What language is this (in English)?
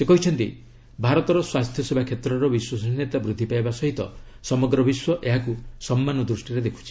Odia